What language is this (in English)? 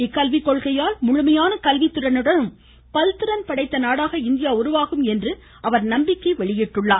Tamil